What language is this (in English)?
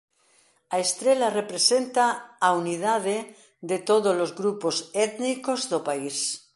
Galician